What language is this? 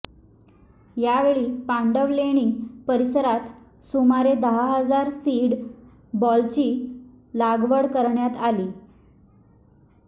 Marathi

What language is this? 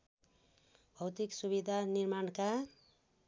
Nepali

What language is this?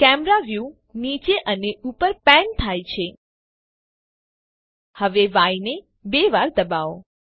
Gujarati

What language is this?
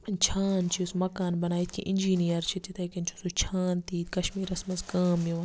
Kashmiri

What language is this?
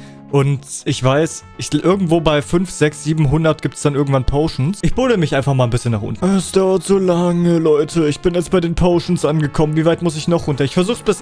German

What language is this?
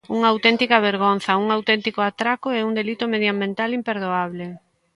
Galician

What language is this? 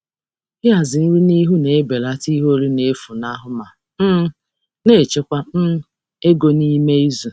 Igbo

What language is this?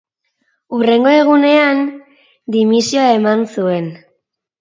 Basque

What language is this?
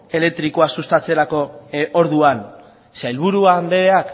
Basque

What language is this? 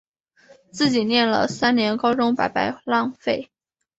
Chinese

